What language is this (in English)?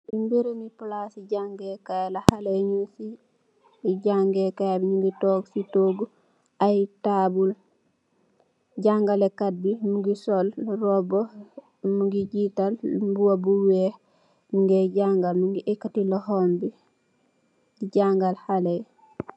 Wolof